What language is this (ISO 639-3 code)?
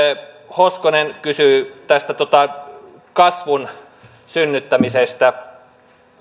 fin